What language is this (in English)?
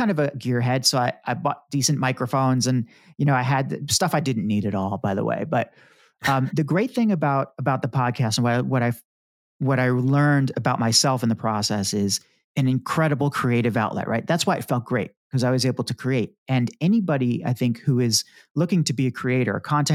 English